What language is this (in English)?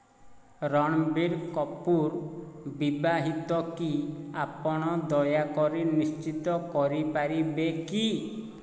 Odia